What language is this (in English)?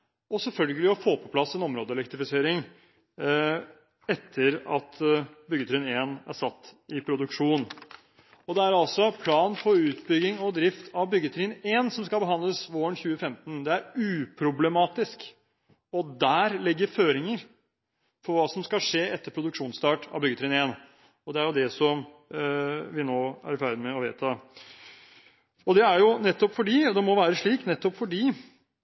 Norwegian Bokmål